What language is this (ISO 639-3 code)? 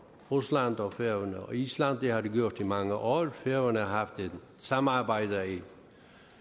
dan